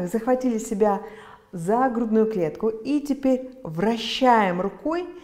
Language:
Russian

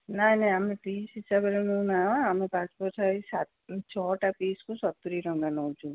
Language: Odia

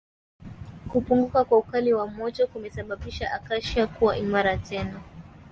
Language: Swahili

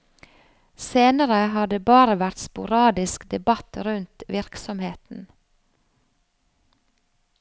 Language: Norwegian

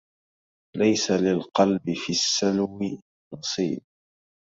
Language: Arabic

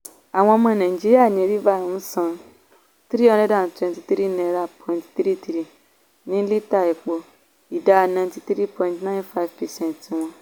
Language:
Yoruba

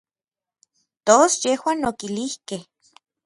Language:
Orizaba Nahuatl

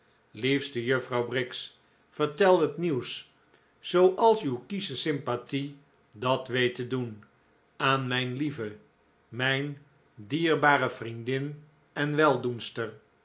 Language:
Dutch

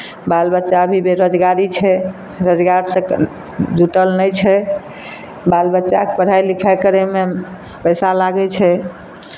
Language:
Maithili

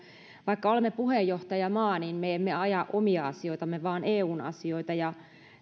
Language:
Finnish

